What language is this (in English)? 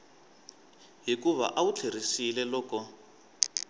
Tsonga